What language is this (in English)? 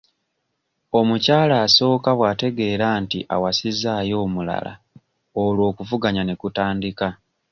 Ganda